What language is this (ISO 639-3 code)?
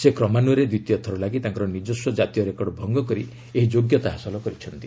ori